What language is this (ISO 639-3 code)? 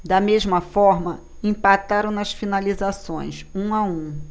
por